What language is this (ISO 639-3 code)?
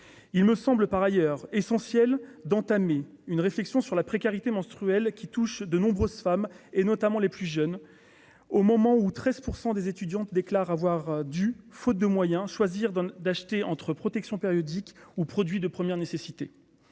fra